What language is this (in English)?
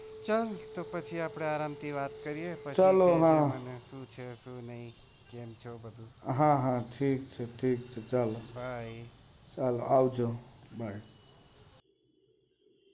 Gujarati